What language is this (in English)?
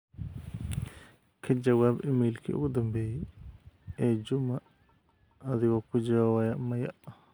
Somali